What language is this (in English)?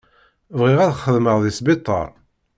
Kabyle